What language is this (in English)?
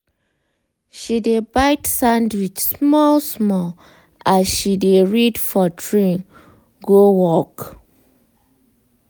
Nigerian Pidgin